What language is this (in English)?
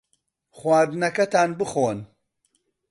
Central Kurdish